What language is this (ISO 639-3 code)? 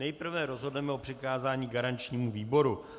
ces